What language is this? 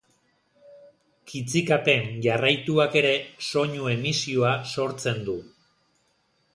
Basque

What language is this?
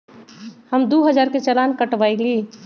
Magahi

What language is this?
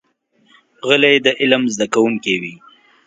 Pashto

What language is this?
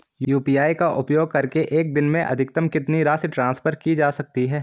Hindi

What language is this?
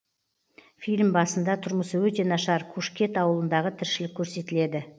Kazakh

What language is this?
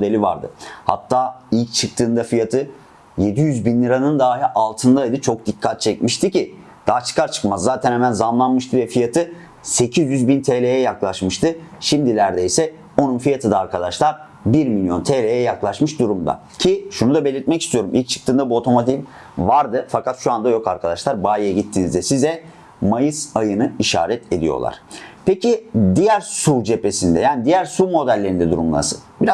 Turkish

